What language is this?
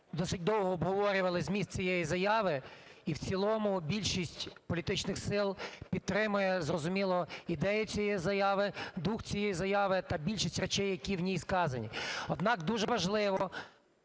Ukrainian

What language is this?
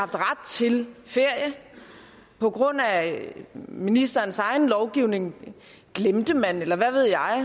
Danish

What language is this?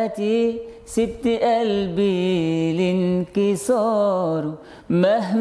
Arabic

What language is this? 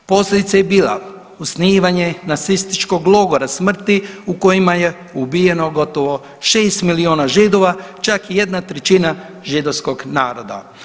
Croatian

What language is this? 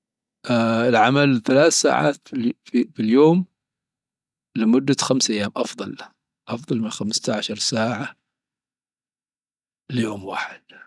Dhofari Arabic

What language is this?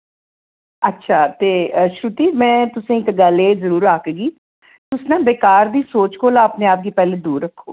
Dogri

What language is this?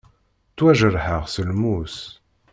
Kabyle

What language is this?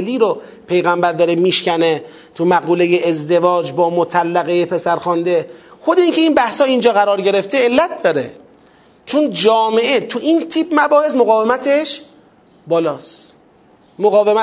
Persian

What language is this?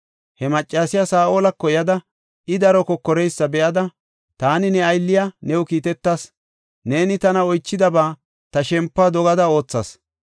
Gofa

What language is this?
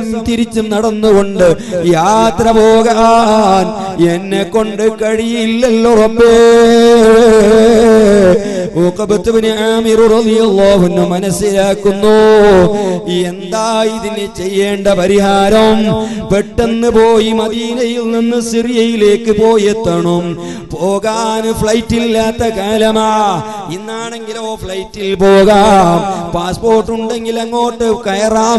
Arabic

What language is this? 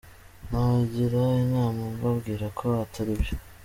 Kinyarwanda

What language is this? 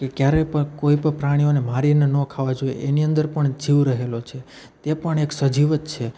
Gujarati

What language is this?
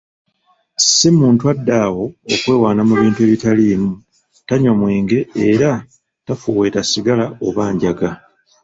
Ganda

